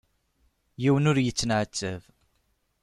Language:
Kabyle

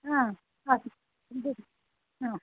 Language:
Sanskrit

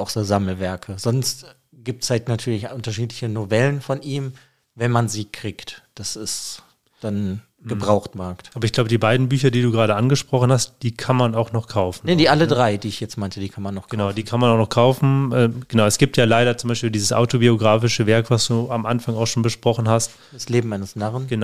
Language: German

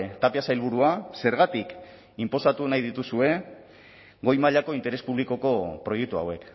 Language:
Basque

